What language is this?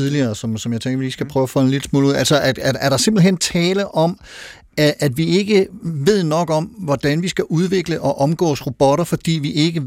Danish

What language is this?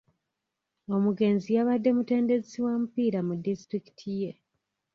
Ganda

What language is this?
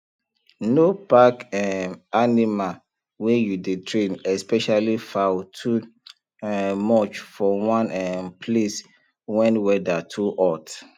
Nigerian Pidgin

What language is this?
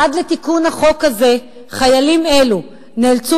Hebrew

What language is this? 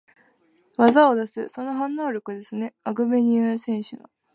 Japanese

